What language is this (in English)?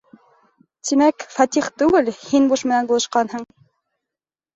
Bashkir